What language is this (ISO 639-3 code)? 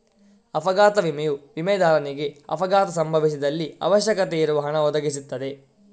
kan